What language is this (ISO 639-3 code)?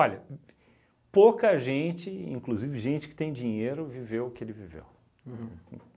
por